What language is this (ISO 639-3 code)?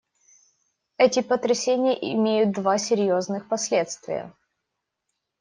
rus